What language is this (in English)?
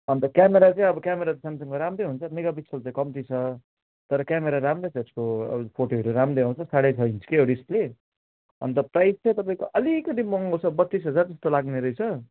Nepali